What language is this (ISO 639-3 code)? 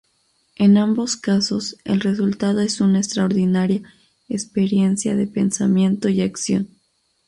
spa